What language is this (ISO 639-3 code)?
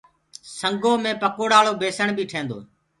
ggg